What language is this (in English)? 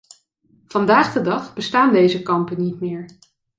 Dutch